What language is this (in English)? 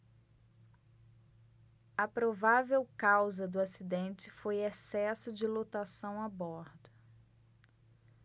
Portuguese